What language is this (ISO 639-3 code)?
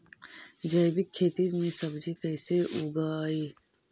mag